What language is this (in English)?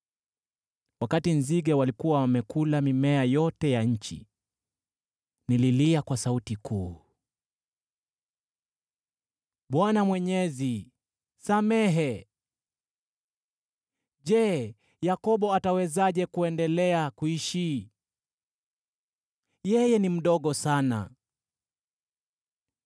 Swahili